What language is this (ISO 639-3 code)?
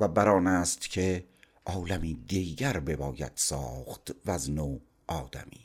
fas